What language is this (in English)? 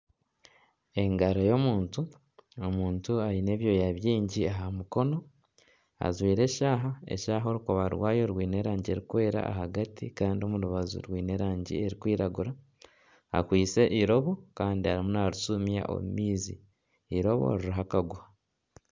Nyankole